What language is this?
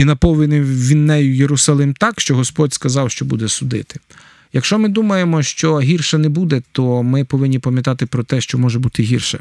Ukrainian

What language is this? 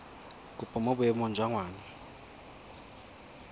Tswana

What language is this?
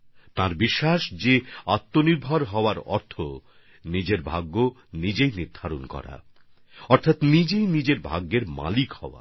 Bangla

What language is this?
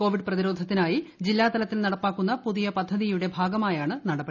Malayalam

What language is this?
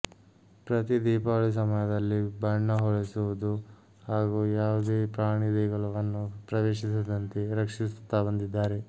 Kannada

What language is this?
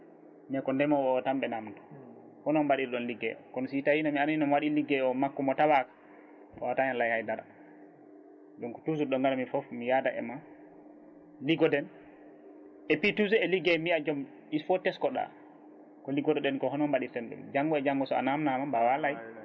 Fula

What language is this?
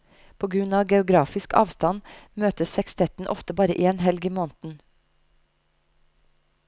Norwegian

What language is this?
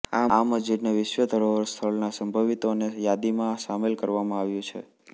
Gujarati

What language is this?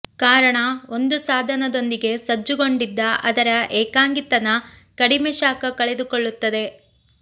Kannada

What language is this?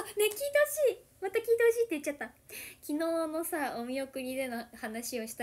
Japanese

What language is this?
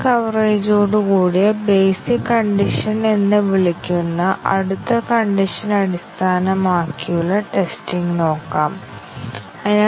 Malayalam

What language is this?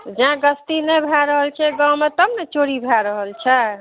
Maithili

